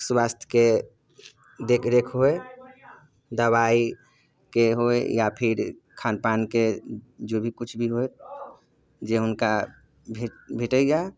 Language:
Maithili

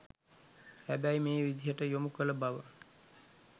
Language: Sinhala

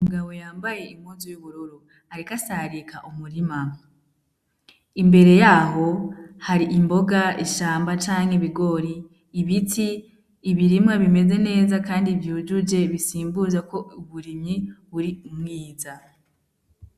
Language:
Rundi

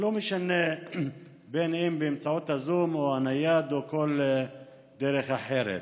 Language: Hebrew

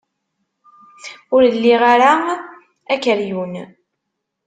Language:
Kabyle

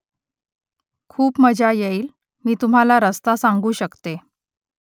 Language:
Marathi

